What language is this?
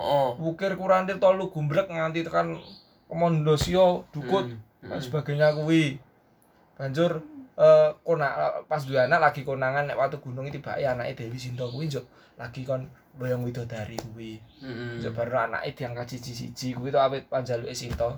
Indonesian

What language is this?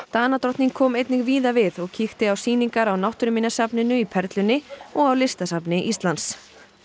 Icelandic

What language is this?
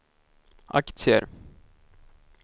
Swedish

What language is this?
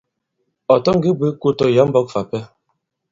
Bankon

